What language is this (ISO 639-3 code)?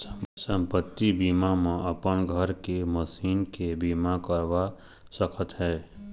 hne